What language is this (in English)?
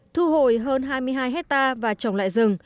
Vietnamese